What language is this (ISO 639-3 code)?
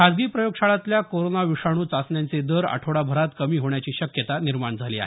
mar